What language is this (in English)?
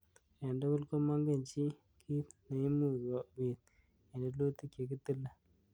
Kalenjin